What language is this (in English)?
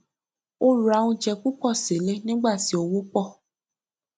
Yoruba